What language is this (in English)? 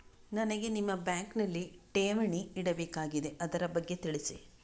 Kannada